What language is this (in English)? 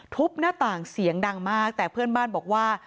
Thai